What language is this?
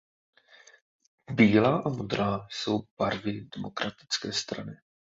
Czech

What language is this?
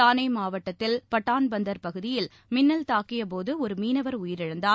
Tamil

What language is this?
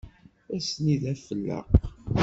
Kabyle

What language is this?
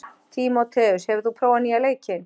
Icelandic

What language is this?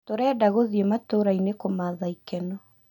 Kikuyu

